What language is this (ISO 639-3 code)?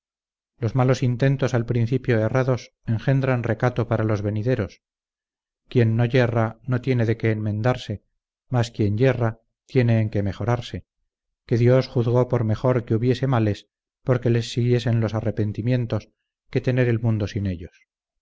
spa